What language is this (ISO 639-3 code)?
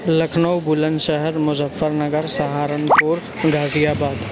urd